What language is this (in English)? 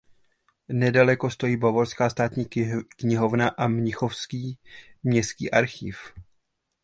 Czech